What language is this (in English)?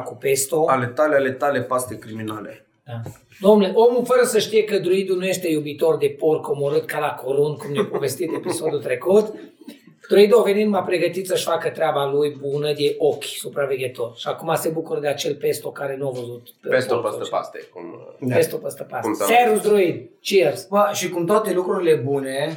Romanian